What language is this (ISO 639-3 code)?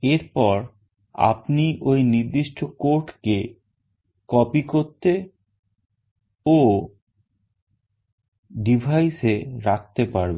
ben